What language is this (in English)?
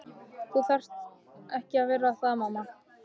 Icelandic